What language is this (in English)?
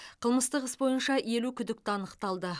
Kazakh